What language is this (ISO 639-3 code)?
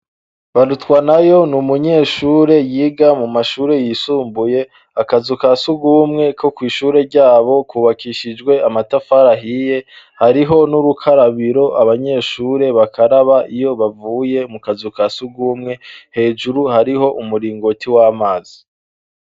run